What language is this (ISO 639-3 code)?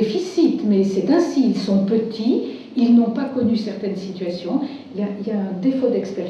fra